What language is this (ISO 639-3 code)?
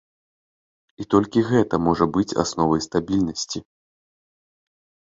bel